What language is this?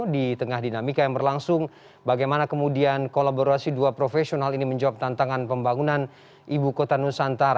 Indonesian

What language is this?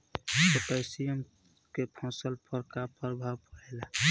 Bhojpuri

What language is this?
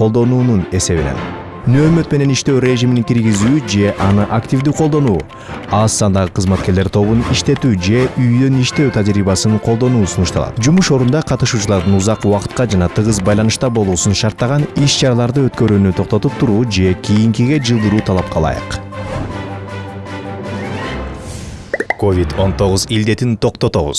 Turkish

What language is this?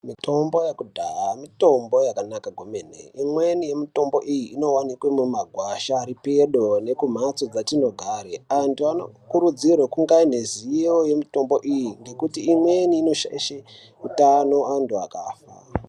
Ndau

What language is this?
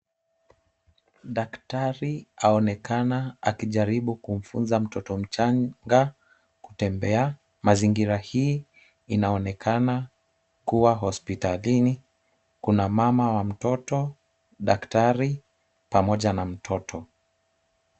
Swahili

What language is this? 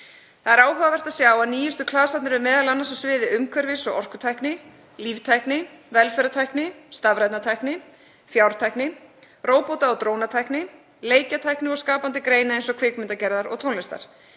Icelandic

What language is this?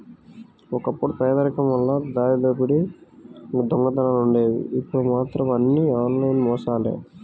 Telugu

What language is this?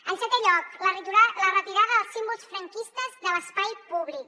Catalan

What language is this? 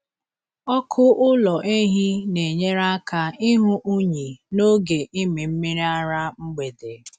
Igbo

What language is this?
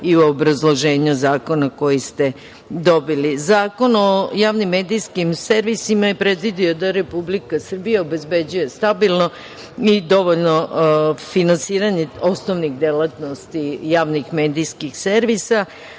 Serbian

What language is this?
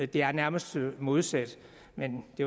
Danish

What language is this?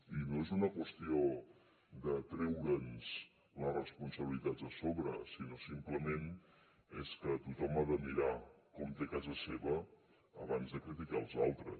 Catalan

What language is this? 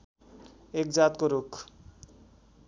Nepali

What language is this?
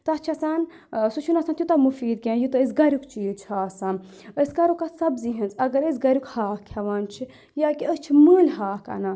Kashmiri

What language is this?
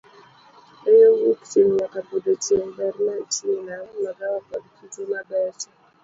Luo (Kenya and Tanzania)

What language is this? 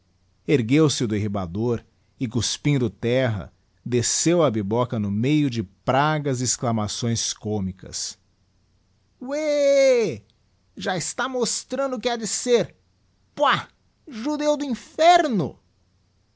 Portuguese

